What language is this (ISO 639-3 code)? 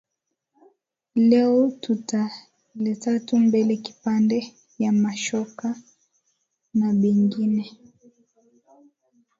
swa